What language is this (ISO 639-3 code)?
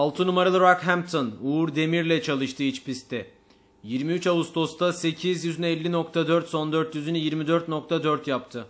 tur